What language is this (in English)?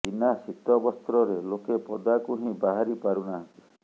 Odia